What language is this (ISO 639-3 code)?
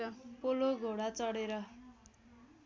nep